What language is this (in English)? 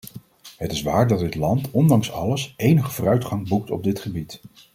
Dutch